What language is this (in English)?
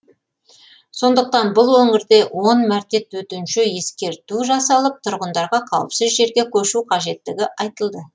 Kazakh